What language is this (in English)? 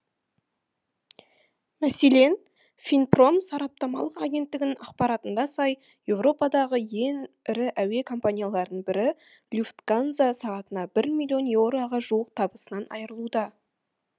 Kazakh